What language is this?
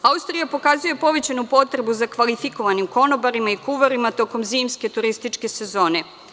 Serbian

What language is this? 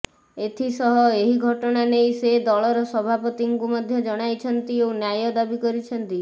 Odia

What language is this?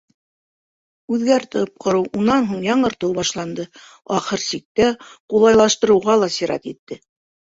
Bashkir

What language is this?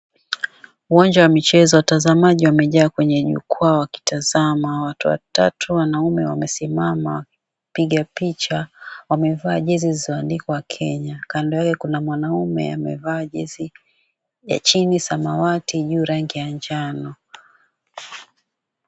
Swahili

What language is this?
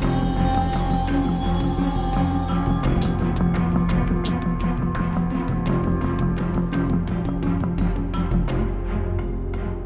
Vietnamese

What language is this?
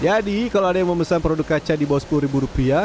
Indonesian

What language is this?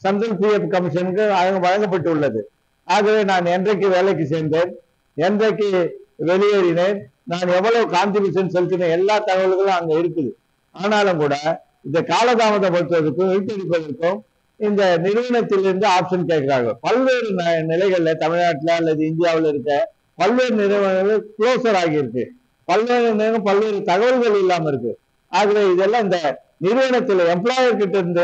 English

